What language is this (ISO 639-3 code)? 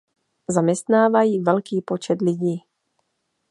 ces